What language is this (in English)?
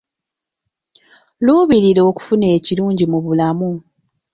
Ganda